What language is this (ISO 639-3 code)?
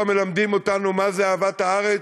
heb